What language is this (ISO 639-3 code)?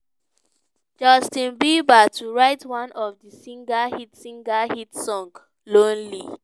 pcm